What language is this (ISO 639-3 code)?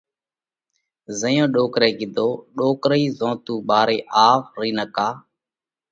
kvx